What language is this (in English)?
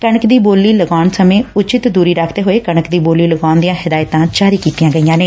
Punjabi